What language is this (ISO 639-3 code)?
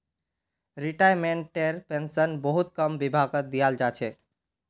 mag